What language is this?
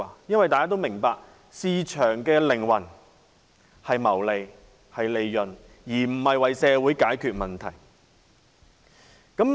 Cantonese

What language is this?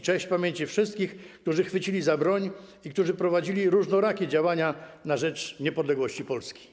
Polish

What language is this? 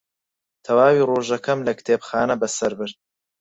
Central Kurdish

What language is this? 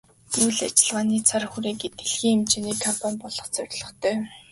Mongolian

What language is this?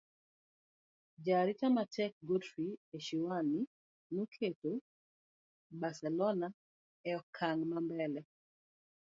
Luo (Kenya and Tanzania)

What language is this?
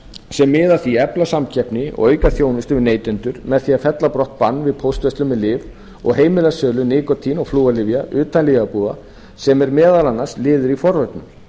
Icelandic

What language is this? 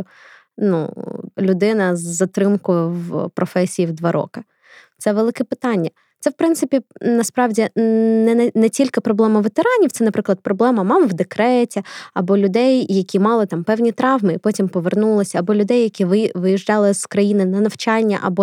Ukrainian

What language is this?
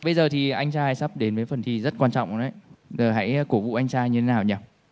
Vietnamese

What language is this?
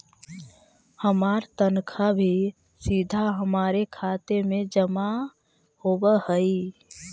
Magahi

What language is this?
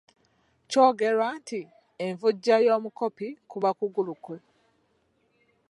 Ganda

